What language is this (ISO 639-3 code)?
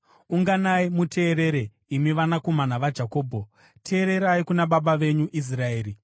sna